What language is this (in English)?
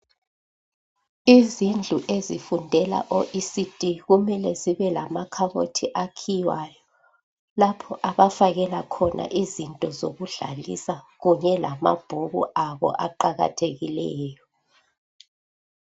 North Ndebele